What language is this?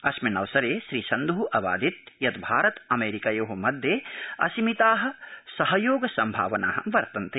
Sanskrit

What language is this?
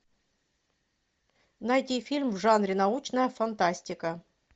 Russian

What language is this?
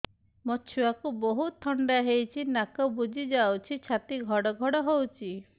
Odia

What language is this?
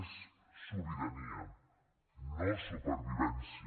Catalan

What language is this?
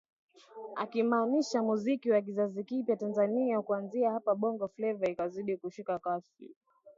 Swahili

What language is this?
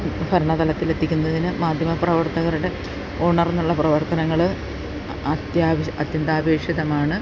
Malayalam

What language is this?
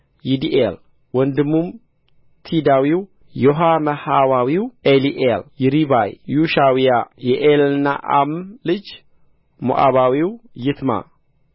Amharic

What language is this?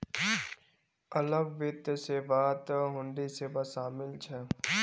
Magahi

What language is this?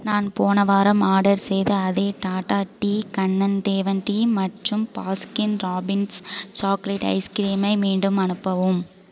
Tamil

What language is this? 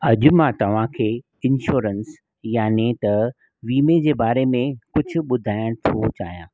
Sindhi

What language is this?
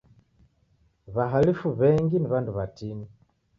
Taita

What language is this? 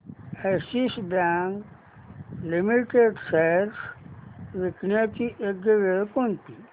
Marathi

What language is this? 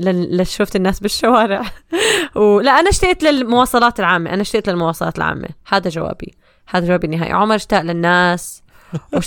Arabic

